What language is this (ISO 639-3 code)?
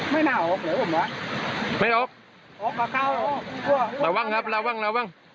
tha